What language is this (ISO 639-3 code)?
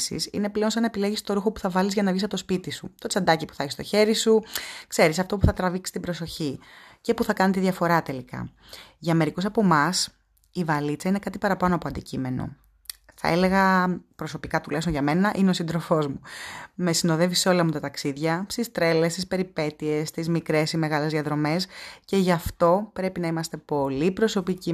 ell